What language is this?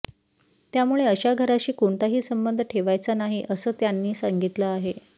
Marathi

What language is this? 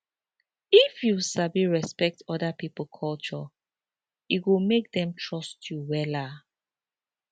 Nigerian Pidgin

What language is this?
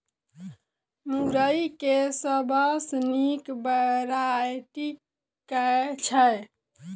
Maithili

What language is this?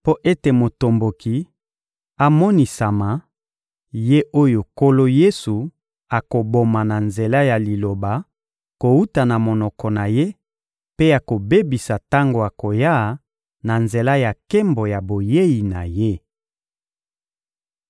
Lingala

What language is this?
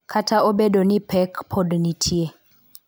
Luo (Kenya and Tanzania)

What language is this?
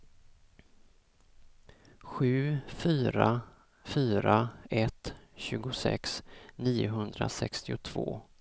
Swedish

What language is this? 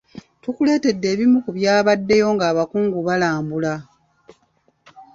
Ganda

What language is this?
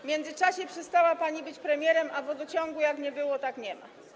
Polish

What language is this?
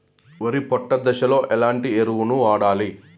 Telugu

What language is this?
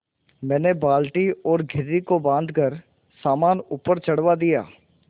Hindi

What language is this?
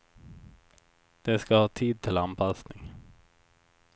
Swedish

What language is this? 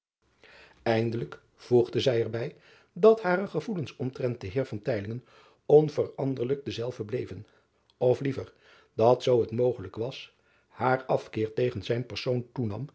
Dutch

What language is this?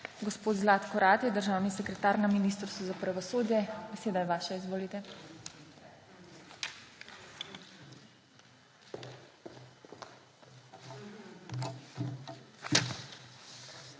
Slovenian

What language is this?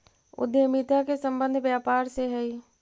Magahi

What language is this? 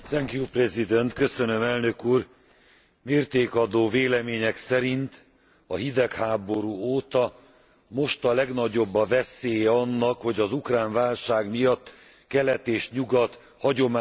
Hungarian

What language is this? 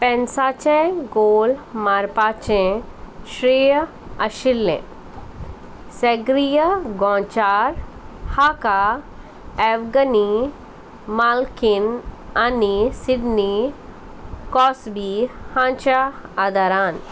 Konkani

